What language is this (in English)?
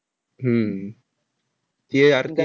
Marathi